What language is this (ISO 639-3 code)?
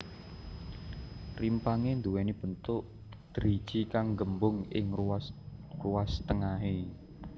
jav